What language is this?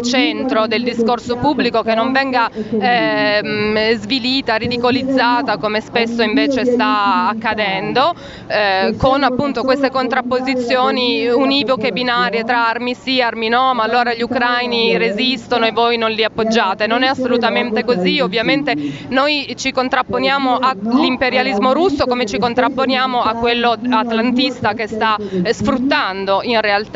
Italian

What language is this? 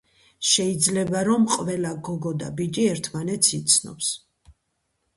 Georgian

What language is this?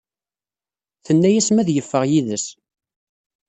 Kabyle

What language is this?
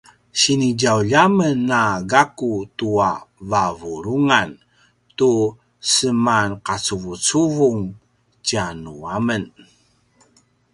Paiwan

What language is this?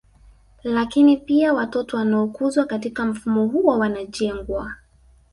Swahili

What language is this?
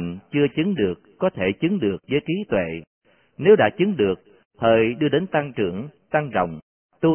Vietnamese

